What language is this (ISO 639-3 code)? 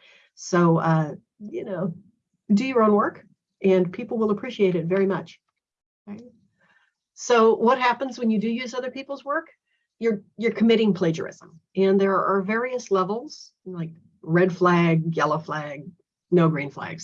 eng